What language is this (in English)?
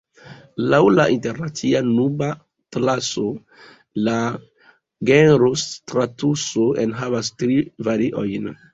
Esperanto